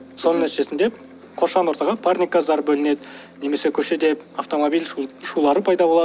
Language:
Kazakh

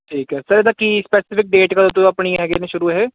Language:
Punjabi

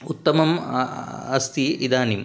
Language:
Sanskrit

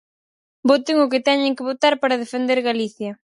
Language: Galician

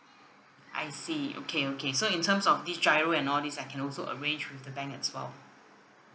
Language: English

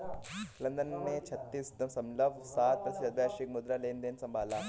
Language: Hindi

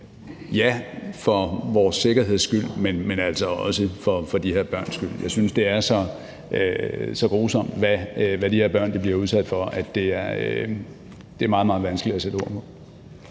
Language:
Danish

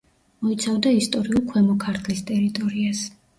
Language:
Georgian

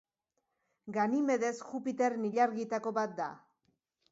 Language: Basque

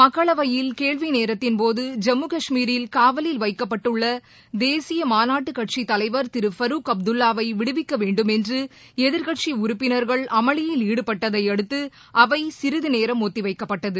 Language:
Tamil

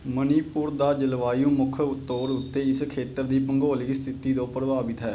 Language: Punjabi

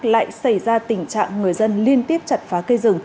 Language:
Vietnamese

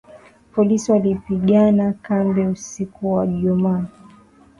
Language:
Swahili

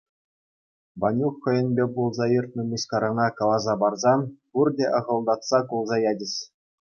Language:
Chuvash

